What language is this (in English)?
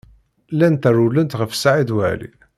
Kabyle